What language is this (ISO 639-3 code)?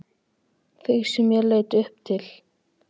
isl